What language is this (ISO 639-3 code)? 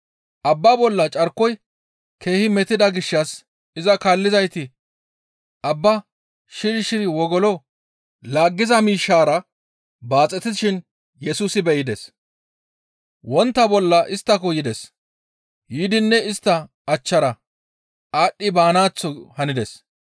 gmv